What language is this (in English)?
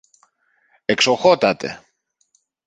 Greek